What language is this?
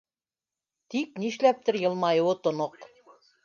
Bashkir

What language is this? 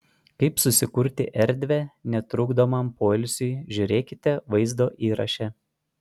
Lithuanian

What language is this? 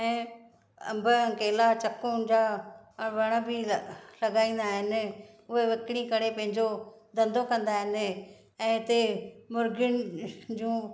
Sindhi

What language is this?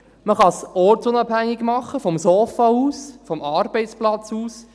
Swiss German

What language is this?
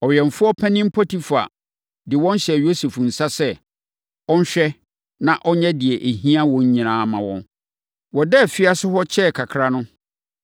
Akan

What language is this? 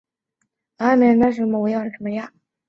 Chinese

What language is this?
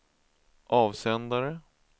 Swedish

